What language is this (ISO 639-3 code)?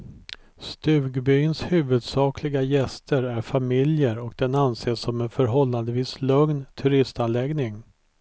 swe